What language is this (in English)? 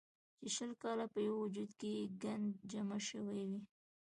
Pashto